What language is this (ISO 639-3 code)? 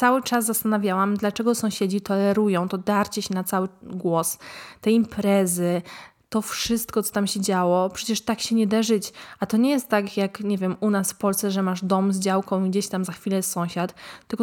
pol